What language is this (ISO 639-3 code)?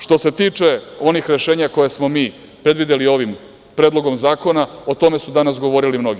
srp